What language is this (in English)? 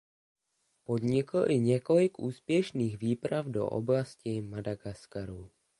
Czech